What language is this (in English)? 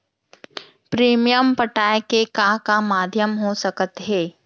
Chhattisgarhi